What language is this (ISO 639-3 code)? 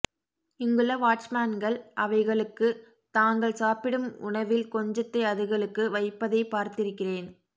tam